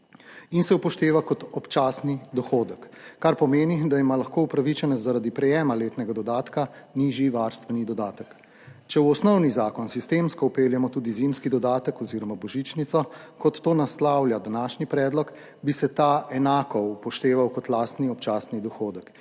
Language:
Slovenian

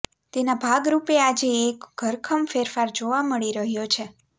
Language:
Gujarati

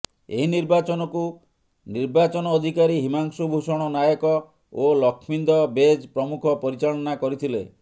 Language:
Odia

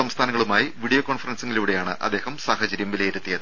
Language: Malayalam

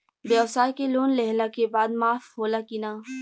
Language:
Bhojpuri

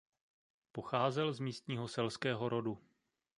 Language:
Czech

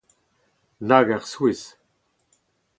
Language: Breton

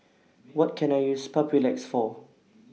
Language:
English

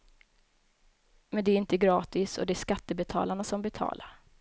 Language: Swedish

